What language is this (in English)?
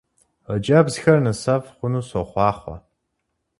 Kabardian